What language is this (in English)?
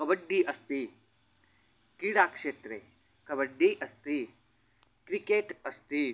Sanskrit